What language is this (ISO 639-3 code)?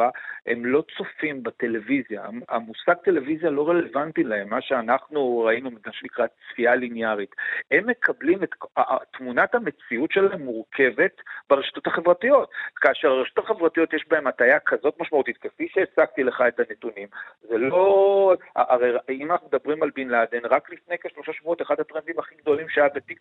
heb